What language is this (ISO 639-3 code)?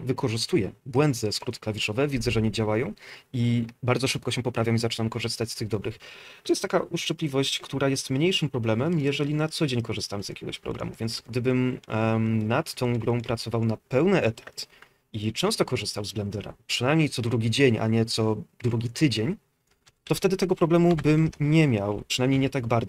pol